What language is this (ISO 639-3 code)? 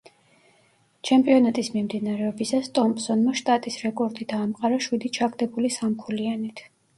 kat